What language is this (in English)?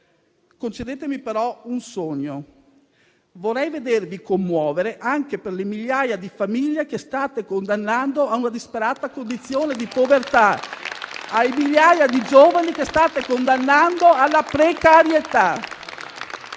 Italian